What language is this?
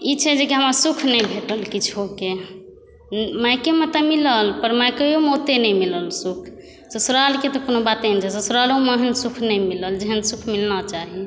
Maithili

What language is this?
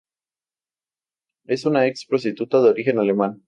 Spanish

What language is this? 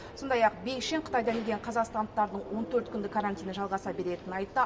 Kazakh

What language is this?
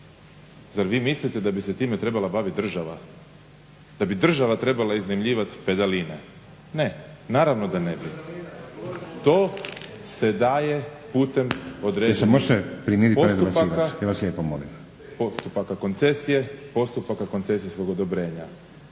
Croatian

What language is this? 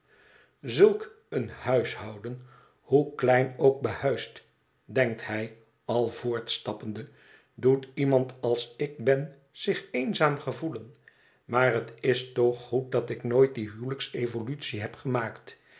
Dutch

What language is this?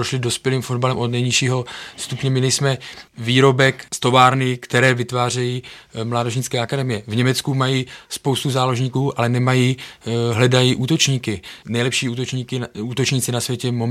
Czech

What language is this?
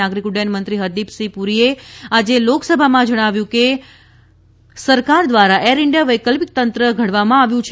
Gujarati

